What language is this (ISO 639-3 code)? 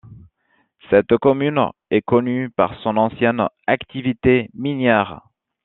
fra